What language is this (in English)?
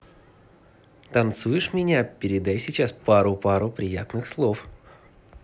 Russian